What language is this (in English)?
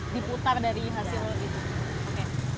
Indonesian